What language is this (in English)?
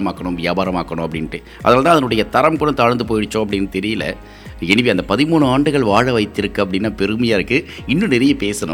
Tamil